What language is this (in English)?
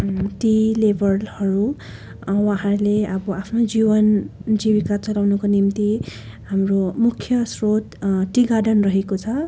Nepali